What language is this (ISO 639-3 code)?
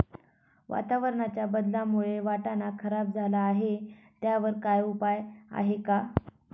mar